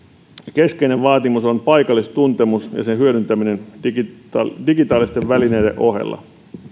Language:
Finnish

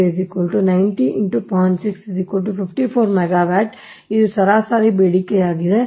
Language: Kannada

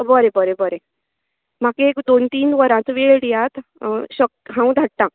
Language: Konkani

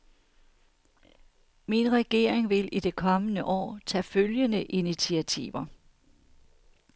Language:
Danish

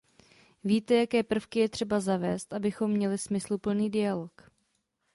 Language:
Czech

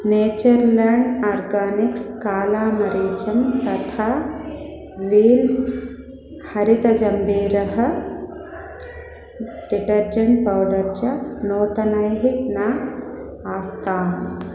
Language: Sanskrit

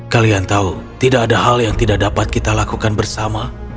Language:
Indonesian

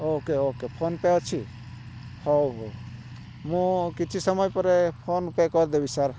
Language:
Odia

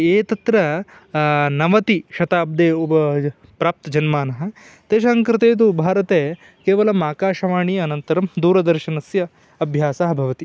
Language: Sanskrit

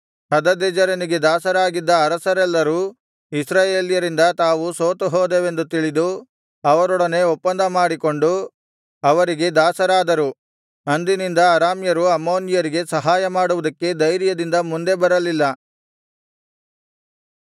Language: Kannada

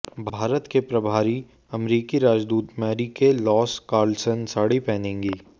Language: Hindi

